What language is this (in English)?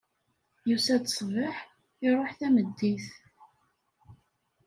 Kabyle